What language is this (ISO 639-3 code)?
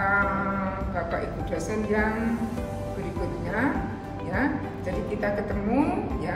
ind